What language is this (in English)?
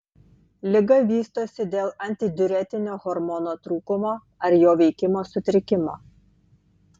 Lithuanian